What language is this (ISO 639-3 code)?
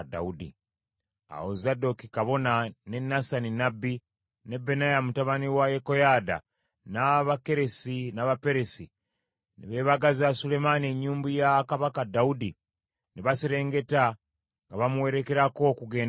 lug